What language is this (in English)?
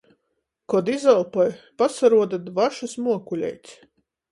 Latgalian